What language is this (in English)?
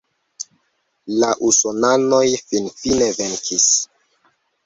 Esperanto